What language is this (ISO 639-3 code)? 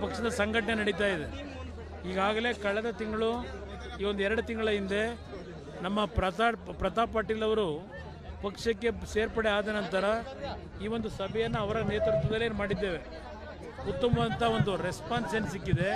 ron